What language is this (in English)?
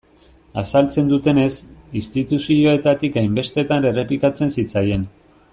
Basque